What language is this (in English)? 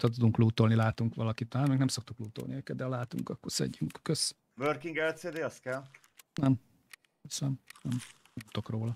Hungarian